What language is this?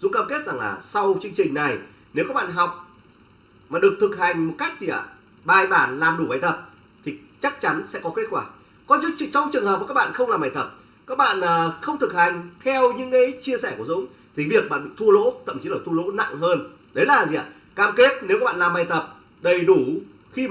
Vietnamese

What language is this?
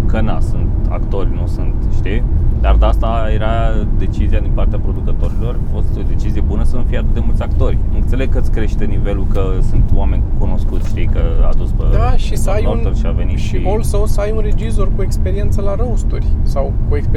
Romanian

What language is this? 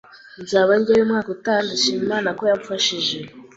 Kinyarwanda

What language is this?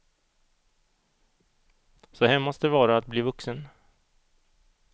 Swedish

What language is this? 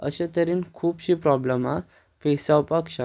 Konkani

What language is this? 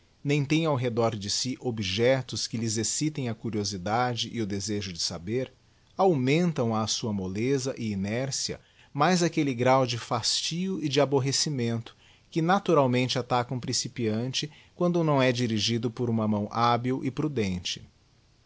Portuguese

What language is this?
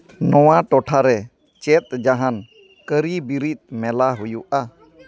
Santali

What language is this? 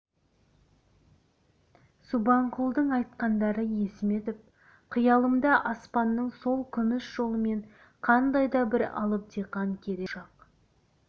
Kazakh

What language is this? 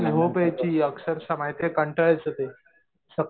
Marathi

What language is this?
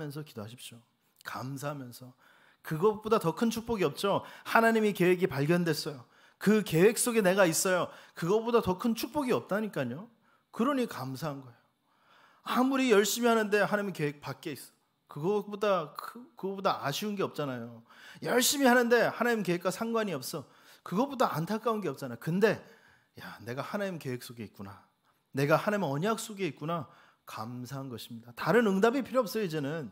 Korean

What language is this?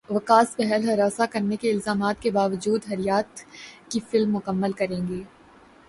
Urdu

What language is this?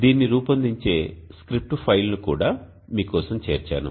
Telugu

